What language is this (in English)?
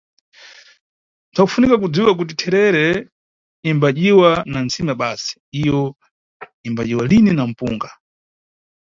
Nyungwe